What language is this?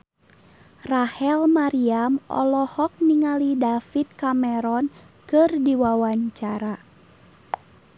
Sundanese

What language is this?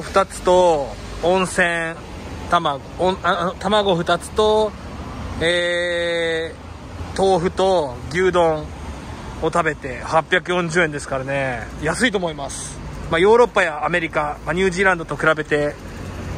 Japanese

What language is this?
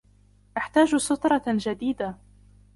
Arabic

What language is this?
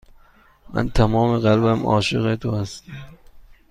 Persian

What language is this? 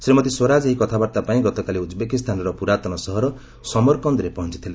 Odia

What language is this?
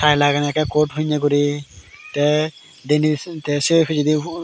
Chakma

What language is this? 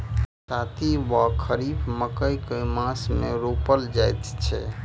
Maithili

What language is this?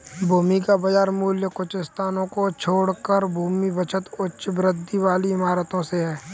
Hindi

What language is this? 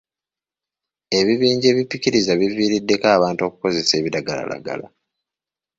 Ganda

